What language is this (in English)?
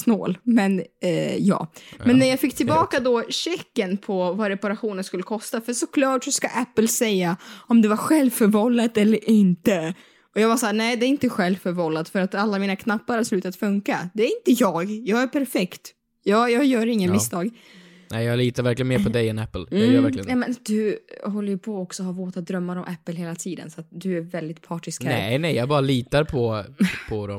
Swedish